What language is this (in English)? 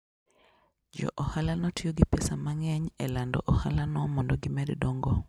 Luo (Kenya and Tanzania)